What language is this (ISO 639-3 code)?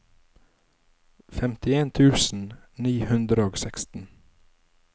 nor